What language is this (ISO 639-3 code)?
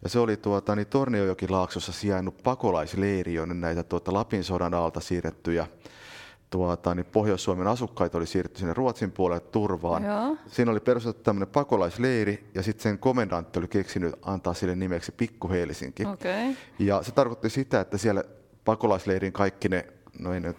fin